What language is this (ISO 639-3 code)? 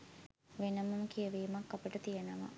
sin